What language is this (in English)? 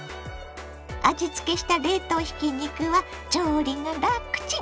Japanese